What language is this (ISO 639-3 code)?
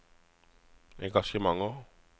nor